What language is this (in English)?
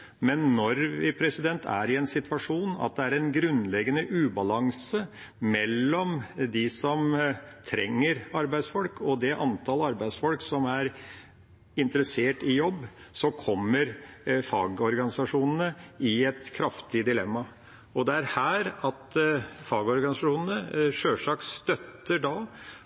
Norwegian Bokmål